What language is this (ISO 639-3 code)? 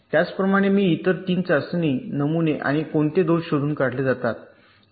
mar